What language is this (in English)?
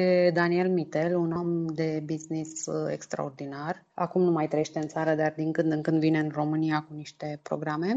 Romanian